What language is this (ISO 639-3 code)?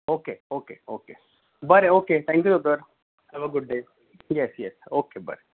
kok